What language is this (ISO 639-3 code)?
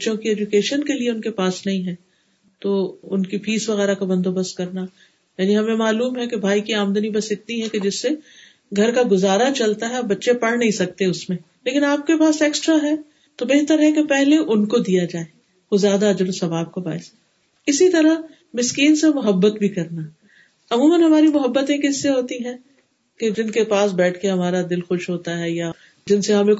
urd